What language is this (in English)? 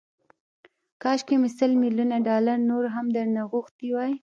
Pashto